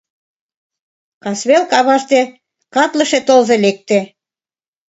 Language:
Mari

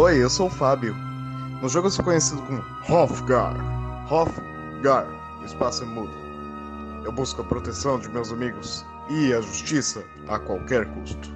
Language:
Portuguese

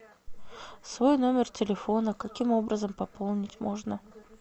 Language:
Russian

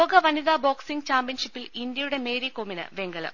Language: Malayalam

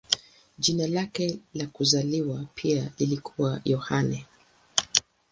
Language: Swahili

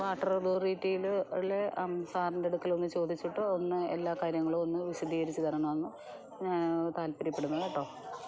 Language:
Malayalam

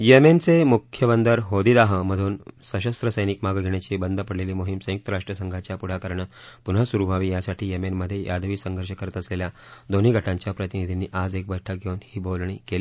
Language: Marathi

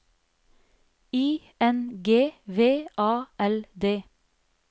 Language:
Norwegian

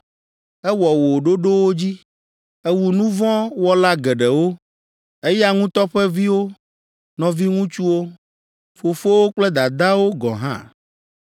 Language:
Ewe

